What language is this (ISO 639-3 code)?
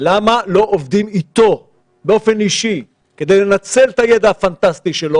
heb